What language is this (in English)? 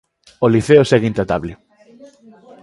Galician